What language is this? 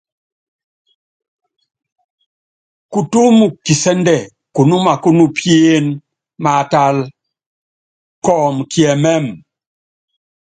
Yangben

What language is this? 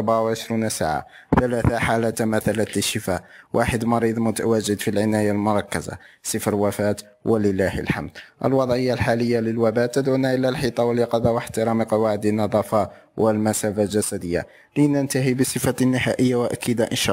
Arabic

